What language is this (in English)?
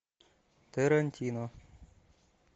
Russian